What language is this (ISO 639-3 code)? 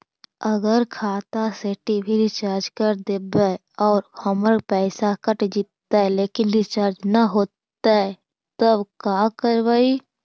mag